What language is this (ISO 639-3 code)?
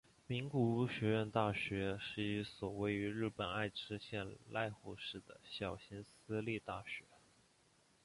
zho